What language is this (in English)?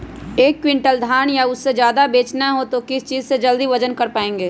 Magahi